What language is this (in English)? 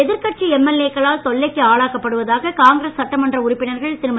Tamil